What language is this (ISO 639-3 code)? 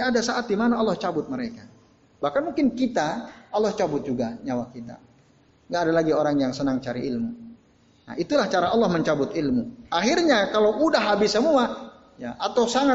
ind